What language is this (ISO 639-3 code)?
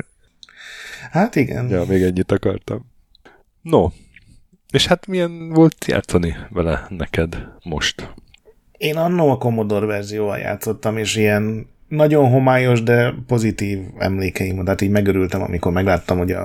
hun